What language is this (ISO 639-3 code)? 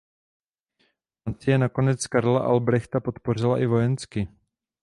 ces